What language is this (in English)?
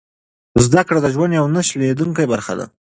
Pashto